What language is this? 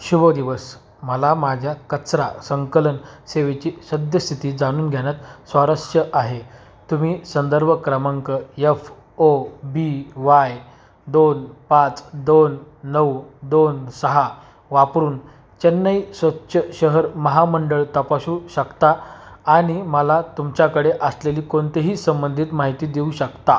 Marathi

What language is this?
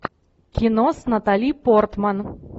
Russian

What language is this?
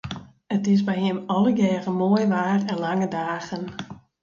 Western Frisian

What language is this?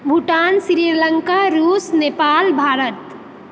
Maithili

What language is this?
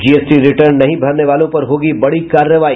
Hindi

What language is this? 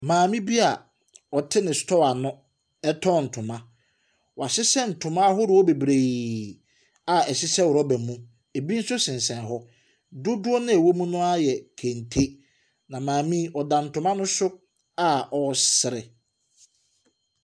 Akan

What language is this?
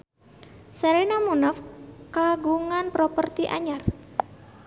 Sundanese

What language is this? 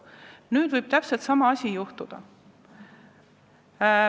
Estonian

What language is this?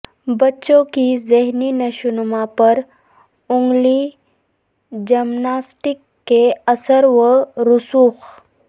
Urdu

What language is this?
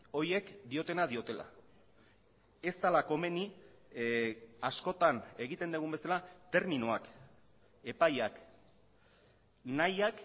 Basque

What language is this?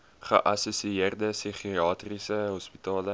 Afrikaans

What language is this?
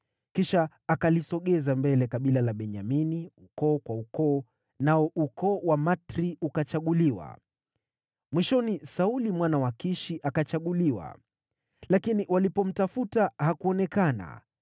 Swahili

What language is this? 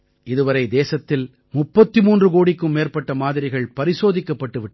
Tamil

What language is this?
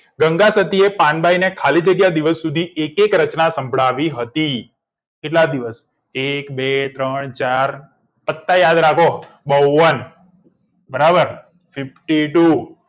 Gujarati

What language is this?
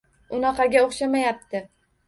Uzbek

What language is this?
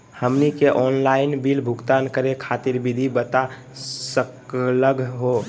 Magahi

